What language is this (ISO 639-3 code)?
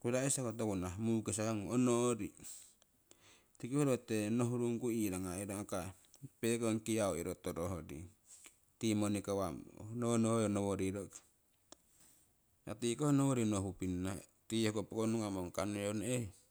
siw